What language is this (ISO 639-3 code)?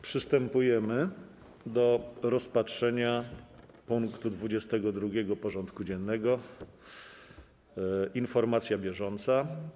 pol